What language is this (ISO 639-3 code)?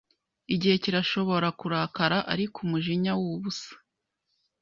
kin